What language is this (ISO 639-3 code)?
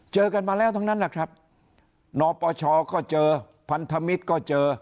tha